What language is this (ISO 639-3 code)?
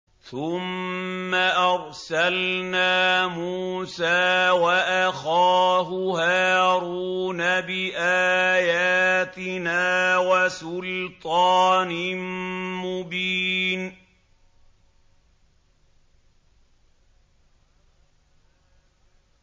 ara